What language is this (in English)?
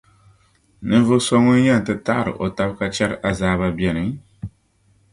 Dagbani